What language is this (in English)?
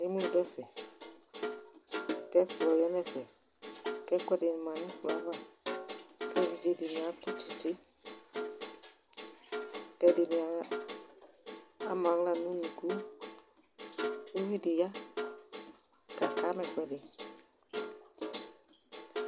Ikposo